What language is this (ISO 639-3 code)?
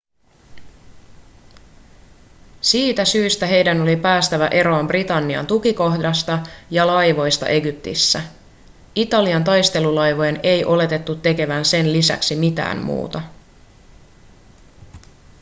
fin